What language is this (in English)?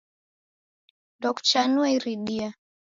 Taita